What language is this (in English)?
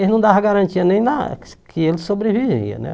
Portuguese